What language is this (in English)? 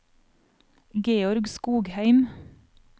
Norwegian